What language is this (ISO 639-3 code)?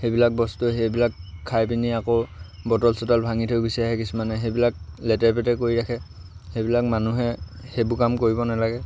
asm